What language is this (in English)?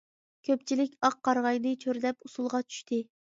Uyghur